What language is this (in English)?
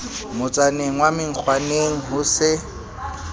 Southern Sotho